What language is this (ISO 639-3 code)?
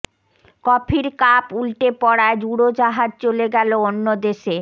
ben